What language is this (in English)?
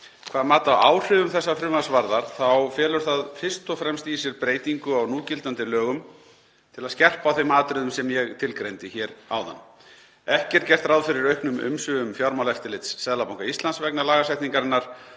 Icelandic